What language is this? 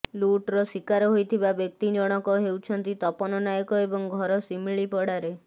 Odia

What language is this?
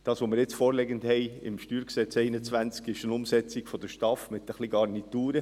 Swiss German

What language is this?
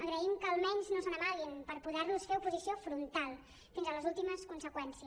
Catalan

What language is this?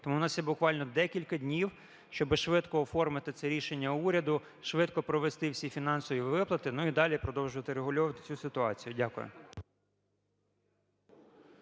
Ukrainian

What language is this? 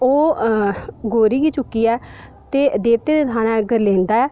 Dogri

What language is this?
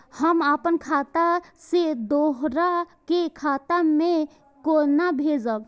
Maithili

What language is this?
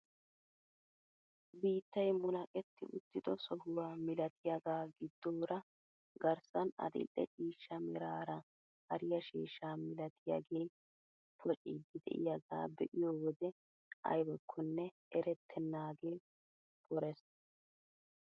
Wolaytta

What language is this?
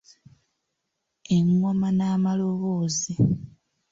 Ganda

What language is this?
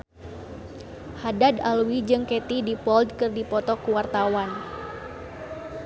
Sundanese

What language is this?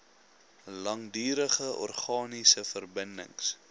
Afrikaans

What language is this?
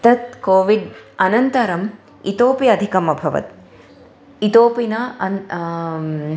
Sanskrit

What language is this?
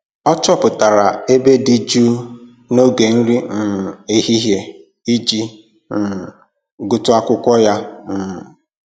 Igbo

